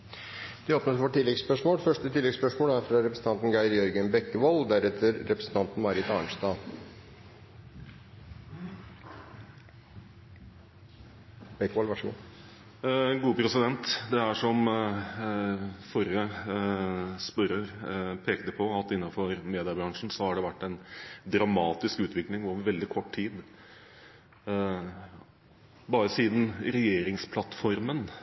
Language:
Norwegian Bokmål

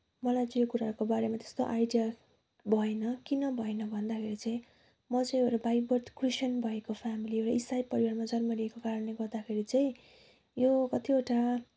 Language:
Nepali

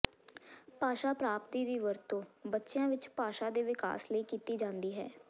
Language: Punjabi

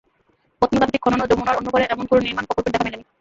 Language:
Bangla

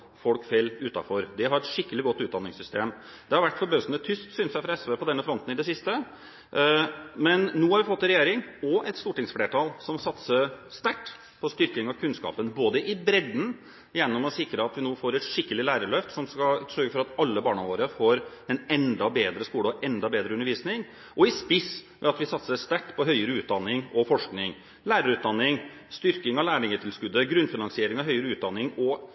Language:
Norwegian Bokmål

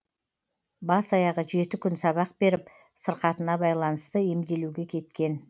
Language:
Kazakh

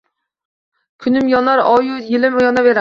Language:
Uzbek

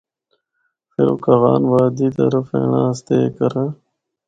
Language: Northern Hindko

